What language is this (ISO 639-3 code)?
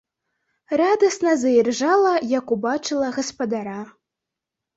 bel